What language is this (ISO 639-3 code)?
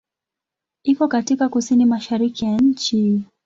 swa